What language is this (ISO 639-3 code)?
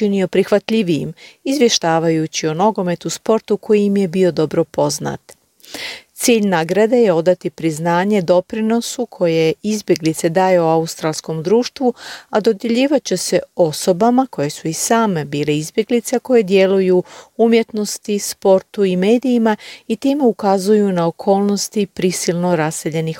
hrv